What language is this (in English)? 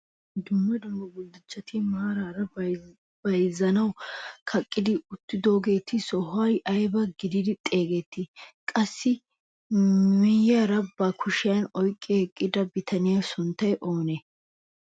Wolaytta